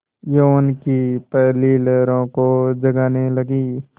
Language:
Hindi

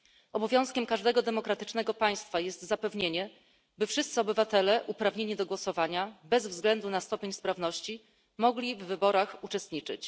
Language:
Polish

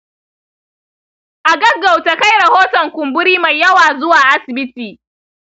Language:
Hausa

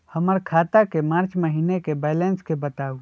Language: Magahi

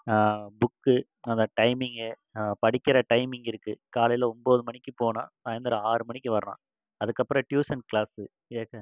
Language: Tamil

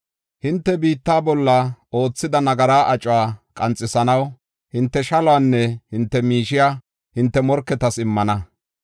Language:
Gofa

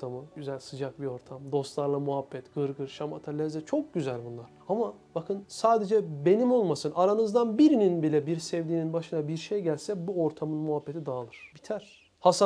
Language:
Turkish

